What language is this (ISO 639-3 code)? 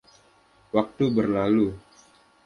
ind